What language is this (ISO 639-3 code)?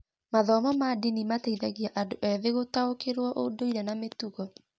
kik